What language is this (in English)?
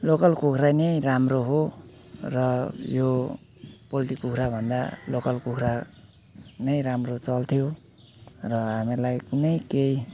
Nepali